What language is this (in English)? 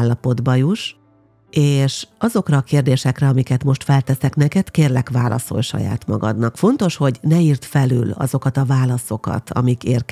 Hungarian